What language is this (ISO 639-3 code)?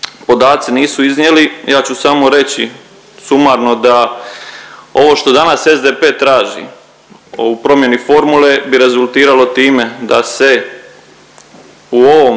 hrv